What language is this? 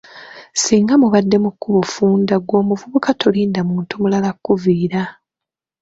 Ganda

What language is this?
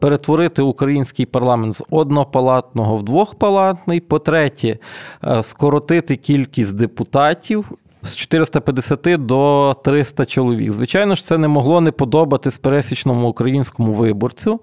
Ukrainian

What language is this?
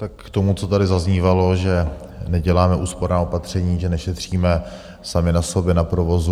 Czech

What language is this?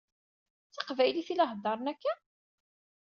Kabyle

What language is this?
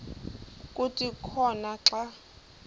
Xhosa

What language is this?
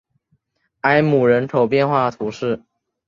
Chinese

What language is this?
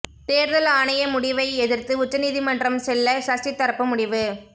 Tamil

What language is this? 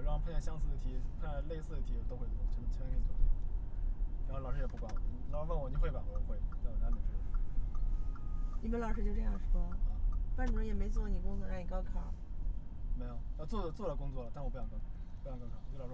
Chinese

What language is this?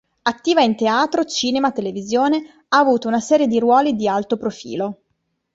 Italian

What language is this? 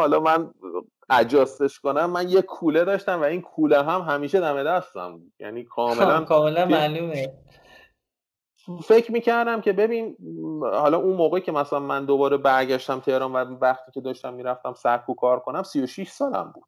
Persian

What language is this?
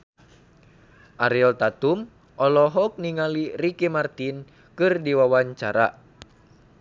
Sundanese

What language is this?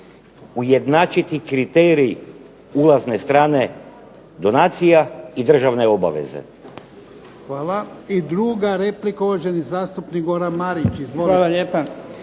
Croatian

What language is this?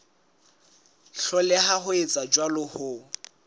Southern Sotho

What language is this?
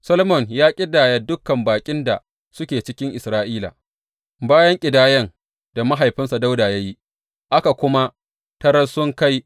Hausa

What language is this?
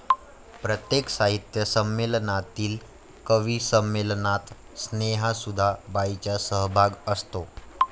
Marathi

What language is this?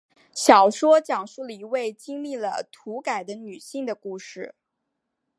Chinese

